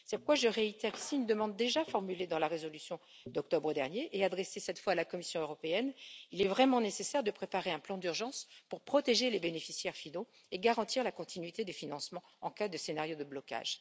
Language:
French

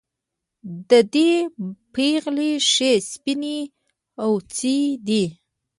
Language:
Pashto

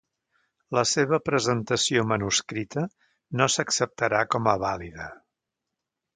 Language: Catalan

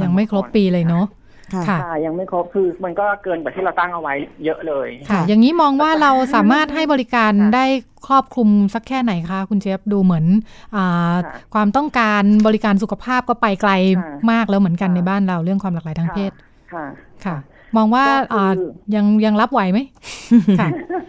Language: Thai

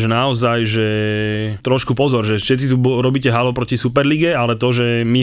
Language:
Slovak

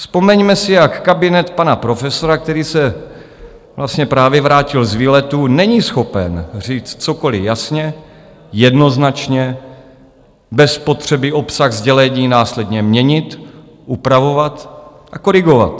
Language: Czech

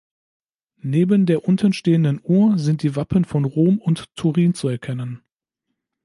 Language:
German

